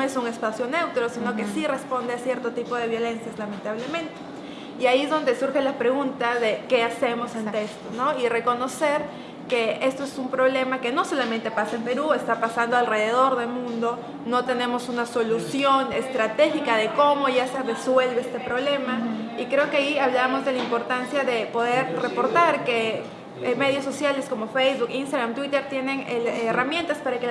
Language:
Spanish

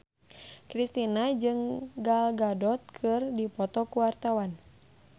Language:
Sundanese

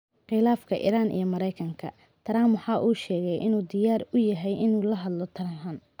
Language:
Somali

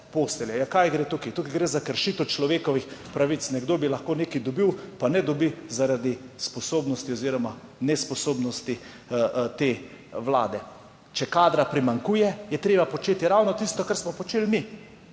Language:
Slovenian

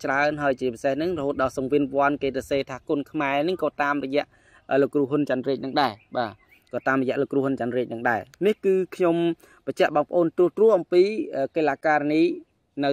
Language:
Vietnamese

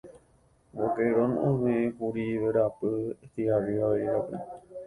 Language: Guarani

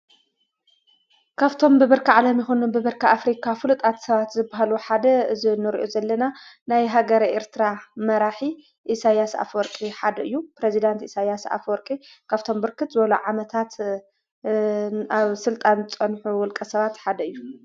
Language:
Tigrinya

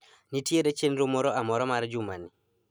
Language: Luo (Kenya and Tanzania)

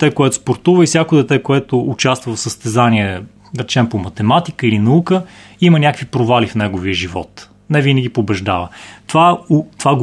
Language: Bulgarian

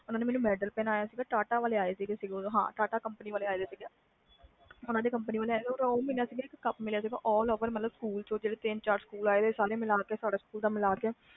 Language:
Punjabi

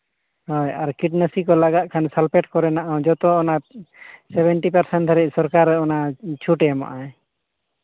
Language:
Santali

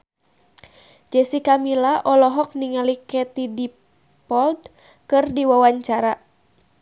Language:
Sundanese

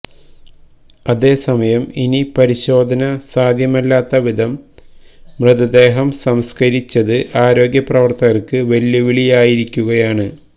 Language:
Malayalam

